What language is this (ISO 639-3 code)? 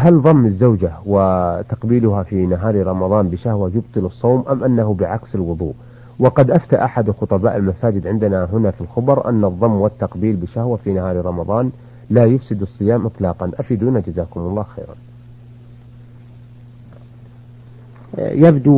ara